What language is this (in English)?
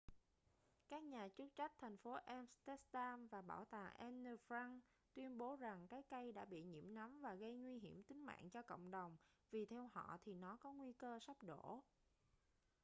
Vietnamese